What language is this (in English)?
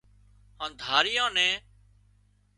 Wadiyara Koli